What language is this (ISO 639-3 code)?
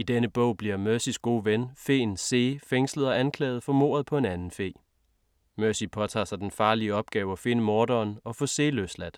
dan